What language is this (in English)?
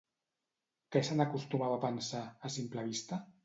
Catalan